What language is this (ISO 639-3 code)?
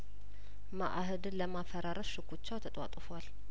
amh